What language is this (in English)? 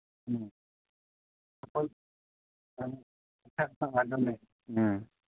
Manipuri